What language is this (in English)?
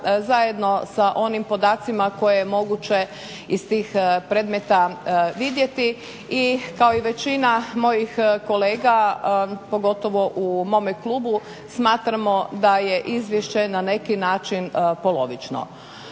Croatian